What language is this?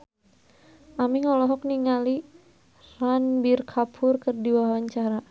Sundanese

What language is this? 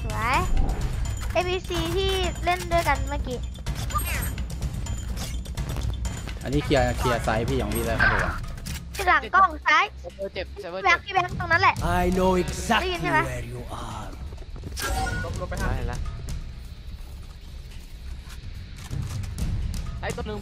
Thai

